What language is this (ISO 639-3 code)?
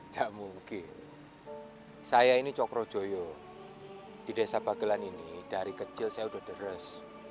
ind